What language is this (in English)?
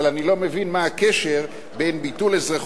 Hebrew